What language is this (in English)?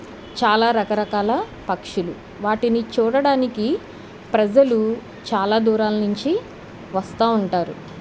Telugu